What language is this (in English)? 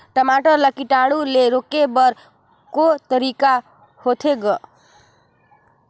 Chhattisgarhi